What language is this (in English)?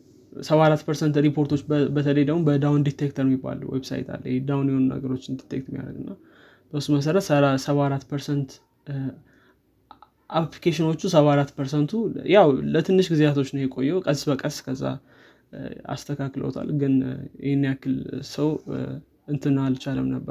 Amharic